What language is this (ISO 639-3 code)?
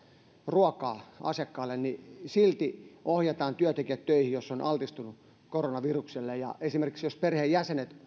fin